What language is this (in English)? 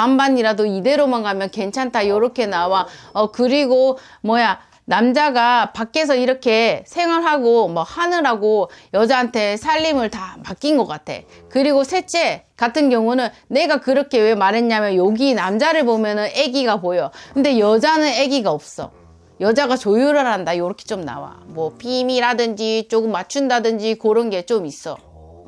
Korean